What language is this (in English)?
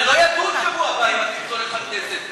Hebrew